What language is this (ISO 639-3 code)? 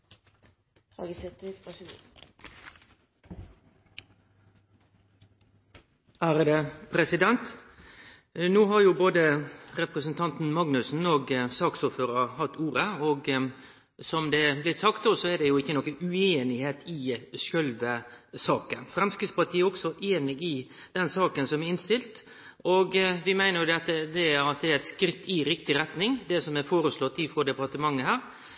nno